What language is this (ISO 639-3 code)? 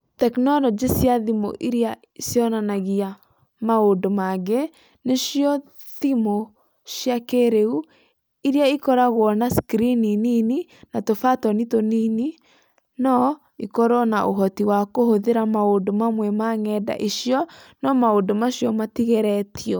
kik